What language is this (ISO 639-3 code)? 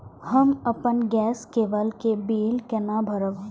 mai